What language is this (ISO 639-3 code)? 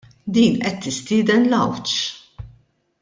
mlt